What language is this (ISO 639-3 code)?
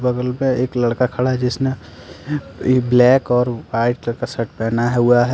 hin